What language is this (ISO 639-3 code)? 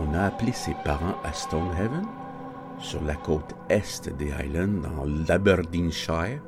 fra